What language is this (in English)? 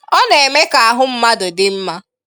Igbo